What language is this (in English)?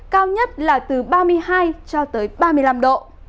Vietnamese